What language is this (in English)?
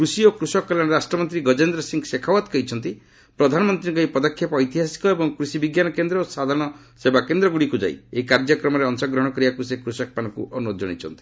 Odia